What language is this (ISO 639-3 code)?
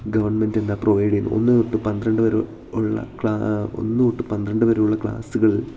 mal